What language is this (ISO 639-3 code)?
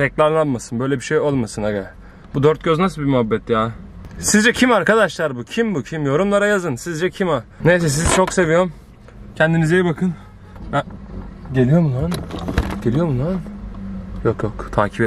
tur